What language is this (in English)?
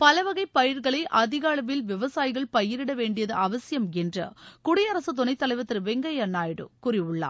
Tamil